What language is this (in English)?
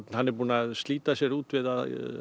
Icelandic